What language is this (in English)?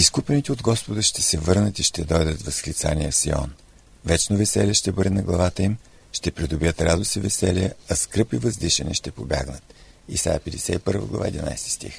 Bulgarian